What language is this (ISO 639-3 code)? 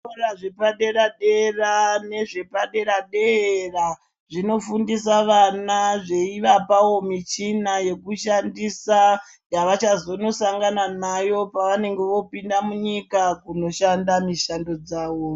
ndc